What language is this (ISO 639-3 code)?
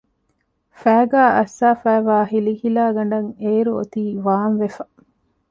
div